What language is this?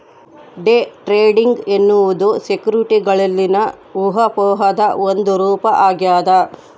Kannada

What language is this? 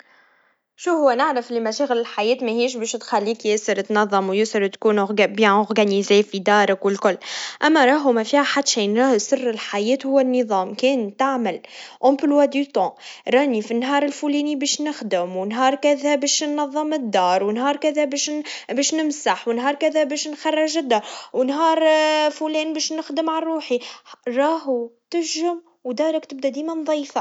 Tunisian Arabic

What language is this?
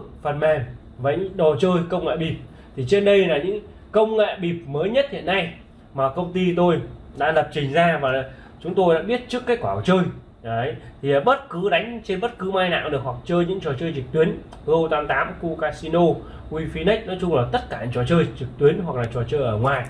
Vietnamese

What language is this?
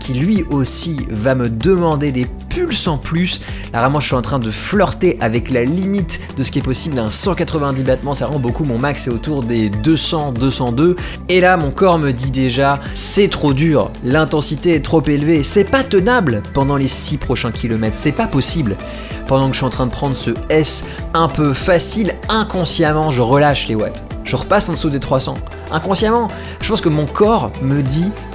French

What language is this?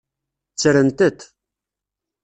Kabyle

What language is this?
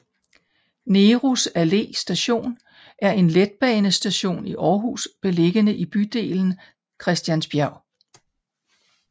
Danish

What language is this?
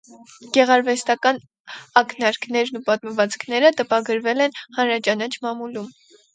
Armenian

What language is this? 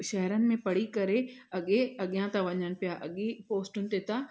Sindhi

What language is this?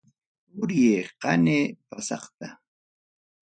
Ayacucho Quechua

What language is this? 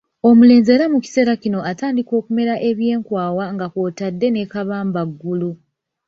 Ganda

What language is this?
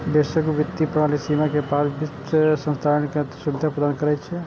Maithili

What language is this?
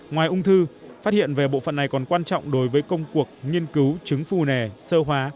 Vietnamese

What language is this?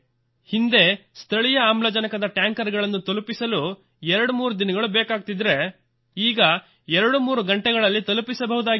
Kannada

